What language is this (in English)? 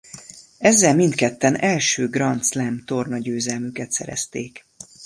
Hungarian